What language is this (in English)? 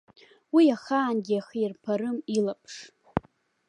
Abkhazian